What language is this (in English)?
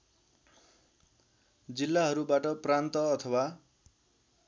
Nepali